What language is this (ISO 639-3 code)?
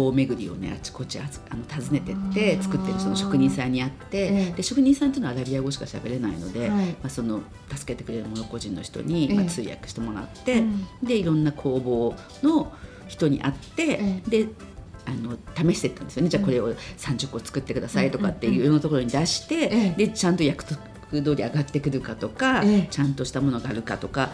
jpn